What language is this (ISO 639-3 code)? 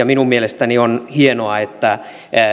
fin